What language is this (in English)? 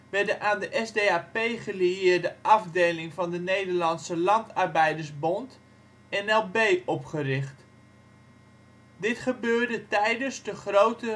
Dutch